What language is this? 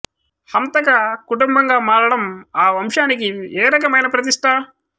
Telugu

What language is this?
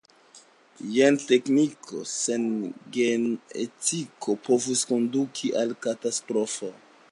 Esperanto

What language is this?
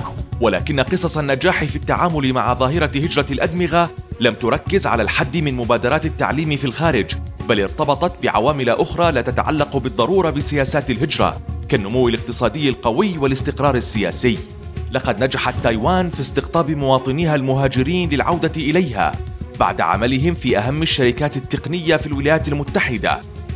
Arabic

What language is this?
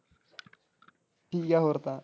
Punjabi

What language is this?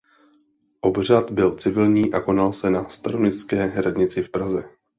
Czech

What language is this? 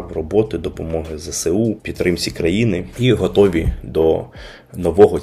Ukrainian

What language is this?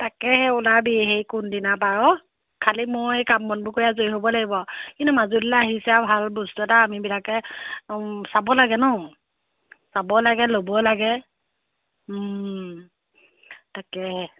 Assamese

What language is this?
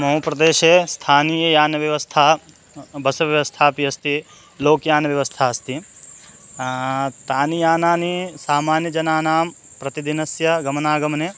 Sanskrit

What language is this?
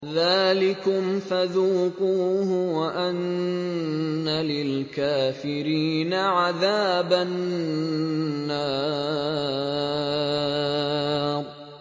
Arabic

